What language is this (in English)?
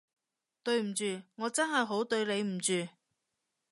Cantonese